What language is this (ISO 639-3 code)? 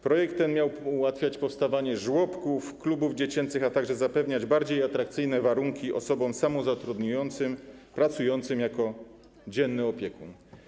pol